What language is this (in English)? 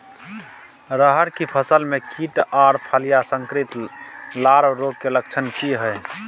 Maithili